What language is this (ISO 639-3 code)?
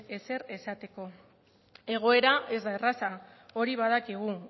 eus